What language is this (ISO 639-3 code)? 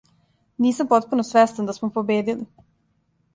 srp